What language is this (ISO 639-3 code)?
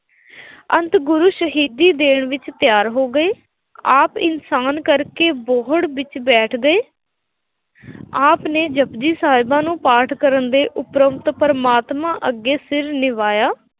pan